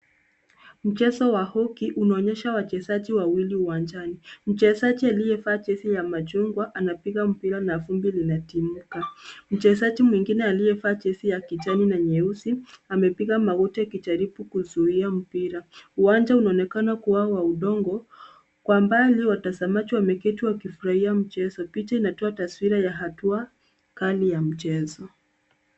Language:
Swahili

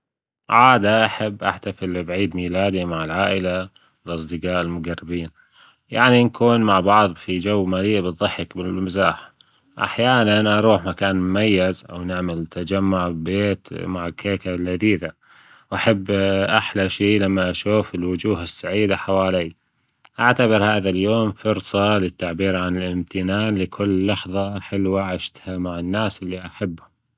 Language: Gulf Arabic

